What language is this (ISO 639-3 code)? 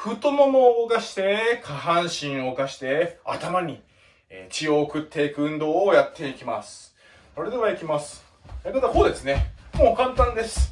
jpn